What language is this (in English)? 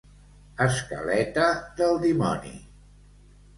Catalan